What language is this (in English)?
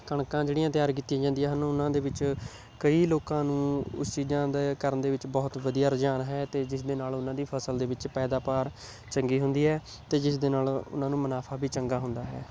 Punjabi